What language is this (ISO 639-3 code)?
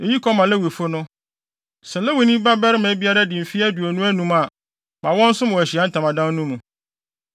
aka